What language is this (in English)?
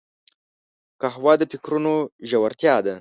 Pashto